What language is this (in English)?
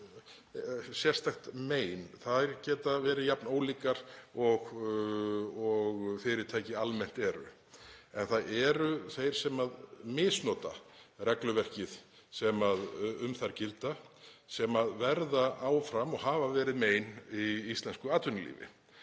Icelandic